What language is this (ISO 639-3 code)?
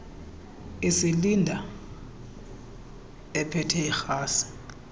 xho